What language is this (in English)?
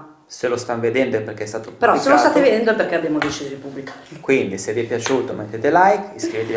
Italian